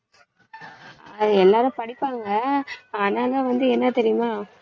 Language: Tamil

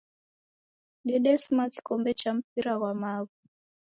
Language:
Taita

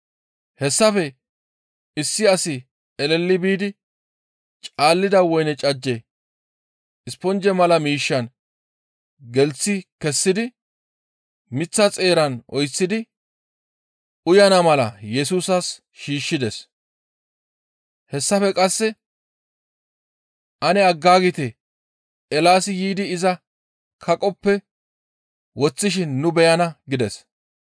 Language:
Gamo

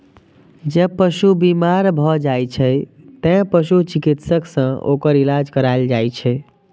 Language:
Maithili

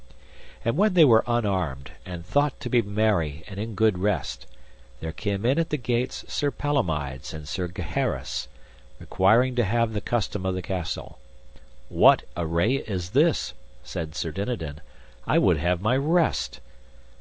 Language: English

